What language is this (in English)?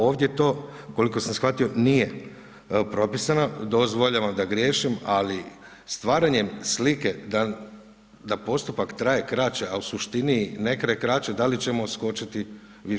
Croatian